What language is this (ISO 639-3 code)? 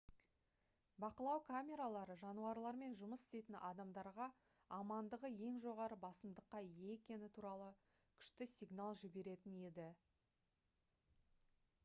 kaz